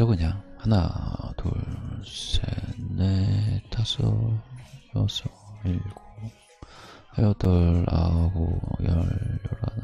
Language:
Korean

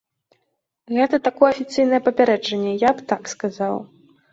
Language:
Belarusian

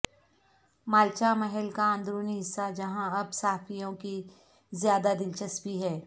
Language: Urdu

